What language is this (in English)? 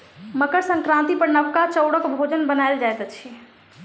Maithili